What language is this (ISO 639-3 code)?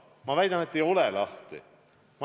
est